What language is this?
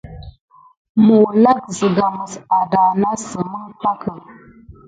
Gidar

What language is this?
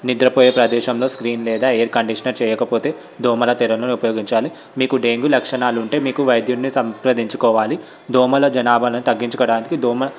Telugu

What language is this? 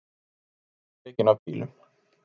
Icelandic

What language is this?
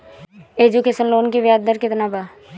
Bhojpuri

